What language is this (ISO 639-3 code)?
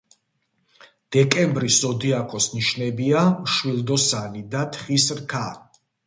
kat